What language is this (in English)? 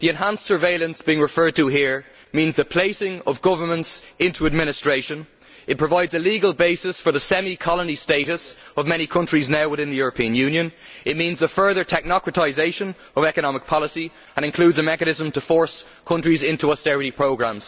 English